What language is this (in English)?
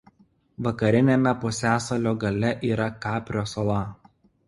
Lithuanian